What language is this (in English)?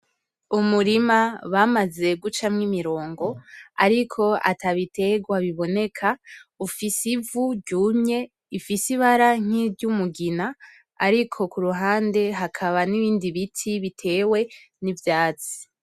Rundi